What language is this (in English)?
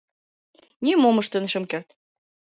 Mari